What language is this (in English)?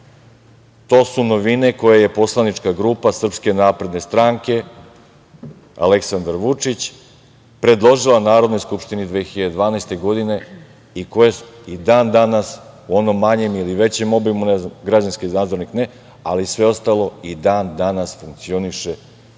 Serbian